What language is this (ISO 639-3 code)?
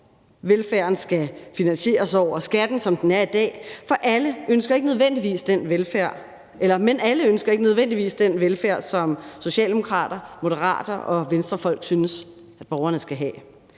dan